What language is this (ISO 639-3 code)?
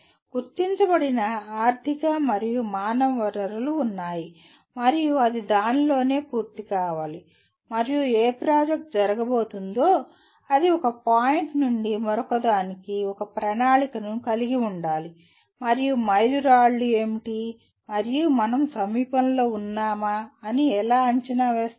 tel